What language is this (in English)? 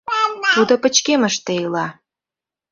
Mari